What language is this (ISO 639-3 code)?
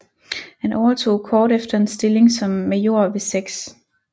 dan